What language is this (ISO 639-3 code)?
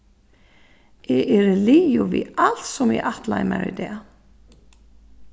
fao